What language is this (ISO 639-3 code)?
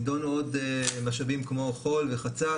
heb